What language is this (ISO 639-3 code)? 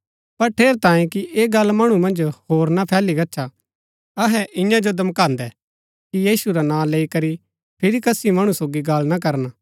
gbk